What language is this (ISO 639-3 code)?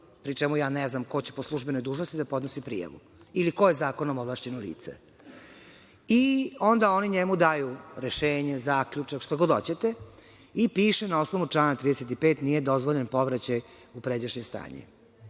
srp